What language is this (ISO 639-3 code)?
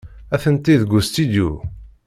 kab